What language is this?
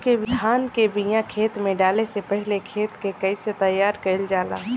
Bhojpuri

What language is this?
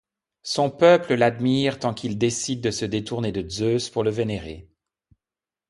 French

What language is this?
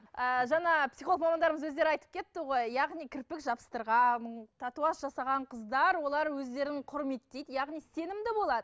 Kazakh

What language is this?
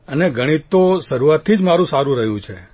Gujarati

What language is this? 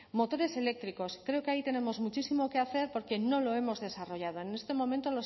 Spanish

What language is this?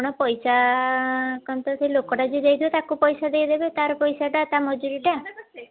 Odia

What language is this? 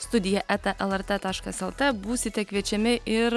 Lithuanian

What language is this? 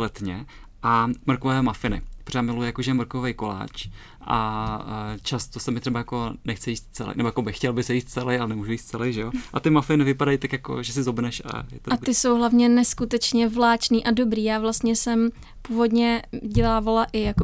Czech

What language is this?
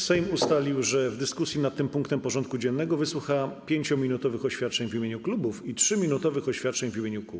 Polish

